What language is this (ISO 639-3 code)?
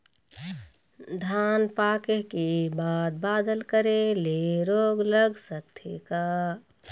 hne